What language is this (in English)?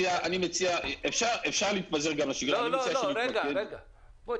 Hebrew